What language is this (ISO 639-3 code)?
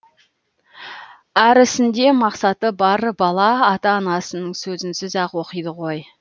kaz